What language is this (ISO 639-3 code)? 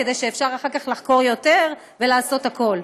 heb